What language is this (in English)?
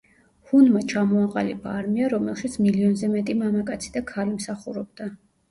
Georgian